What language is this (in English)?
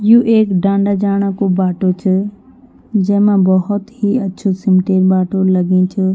Garhwali